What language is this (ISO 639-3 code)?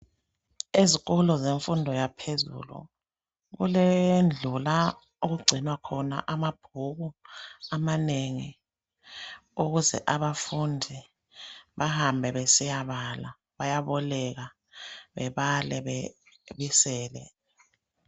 nde